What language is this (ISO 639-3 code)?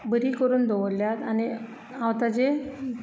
kok